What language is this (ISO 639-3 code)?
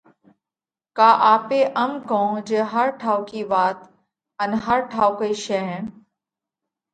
kvx